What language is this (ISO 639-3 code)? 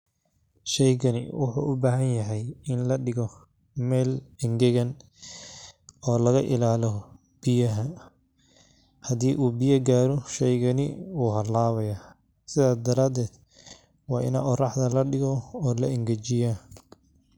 som